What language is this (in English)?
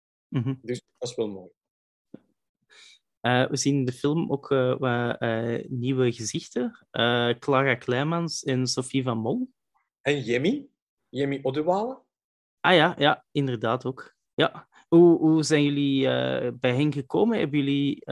Dutch